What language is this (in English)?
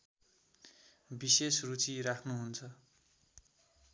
Nepali